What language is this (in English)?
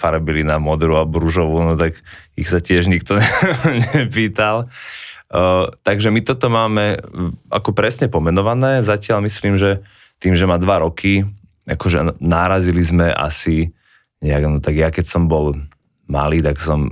Slovak